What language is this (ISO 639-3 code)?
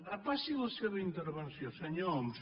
cat